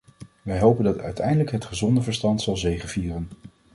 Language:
Dutch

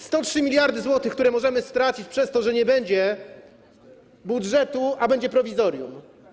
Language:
Polish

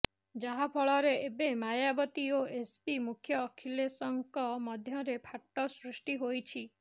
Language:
Odia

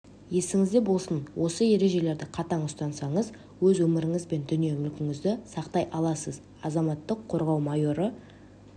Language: Kazakh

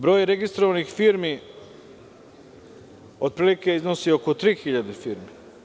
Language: Serbian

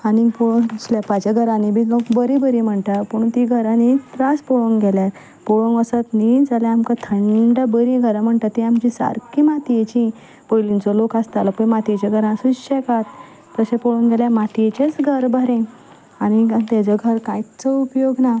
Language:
Konkani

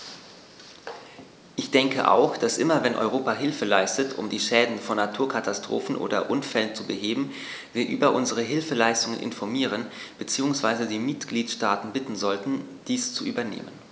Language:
German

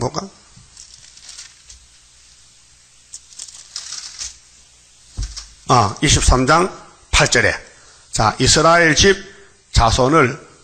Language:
Korean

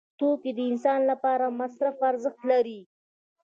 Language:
Pashto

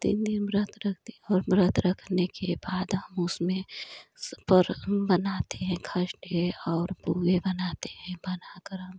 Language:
Hindi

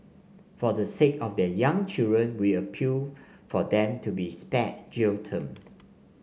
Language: English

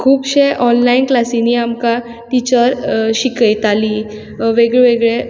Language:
Konkani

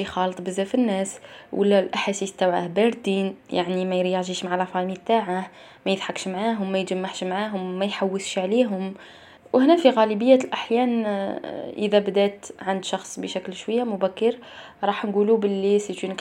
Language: Arabic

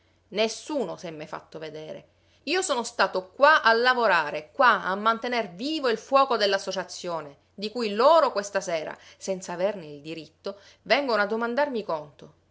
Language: Italian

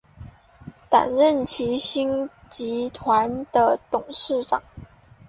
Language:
Chinese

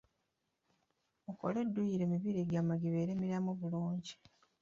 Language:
Ganda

